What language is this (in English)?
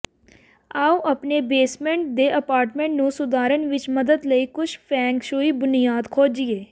Punjabi